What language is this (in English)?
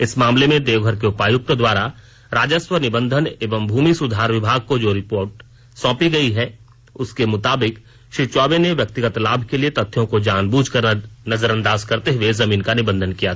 Hindi